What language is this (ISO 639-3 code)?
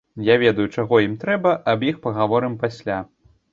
bel